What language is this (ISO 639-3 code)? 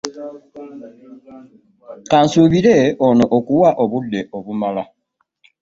lug